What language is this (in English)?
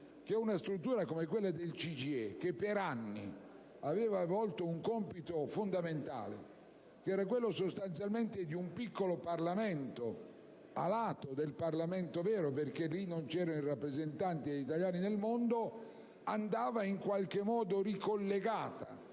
Italian